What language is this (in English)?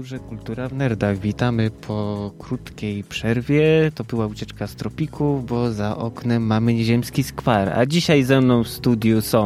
Polish